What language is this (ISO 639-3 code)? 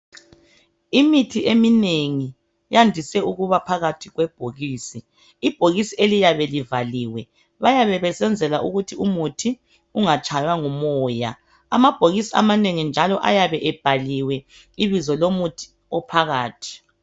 nde